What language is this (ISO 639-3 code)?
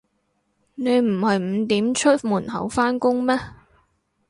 yue